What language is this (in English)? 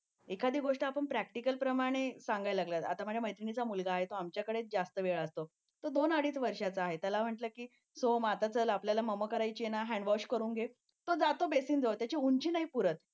Marathi